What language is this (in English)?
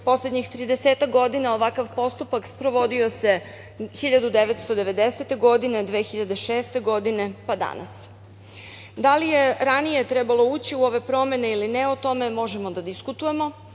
Serbian